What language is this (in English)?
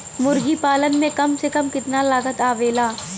Bhojpuri